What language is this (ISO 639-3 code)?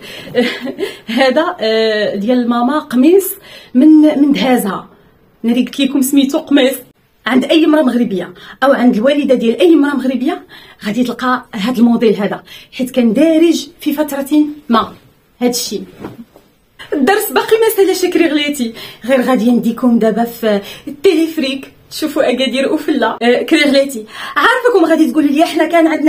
ara